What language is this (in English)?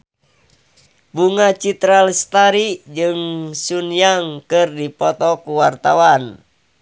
Sundanese